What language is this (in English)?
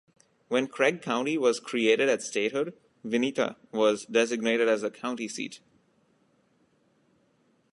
English